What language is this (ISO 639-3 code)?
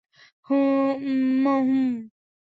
ben